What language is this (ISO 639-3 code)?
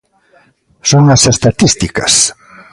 glg